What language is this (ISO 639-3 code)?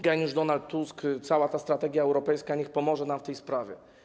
pol